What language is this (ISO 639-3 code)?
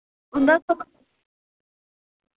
doi